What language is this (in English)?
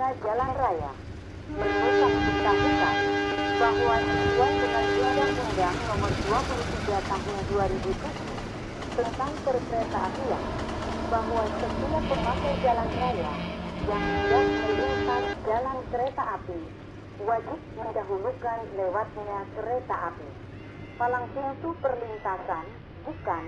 Indonesian